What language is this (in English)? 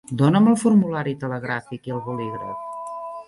Catalan